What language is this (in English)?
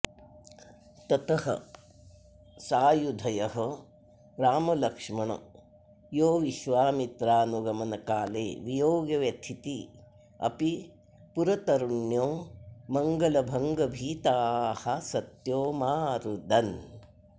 Sanskrit